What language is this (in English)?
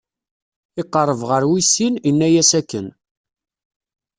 Kabyle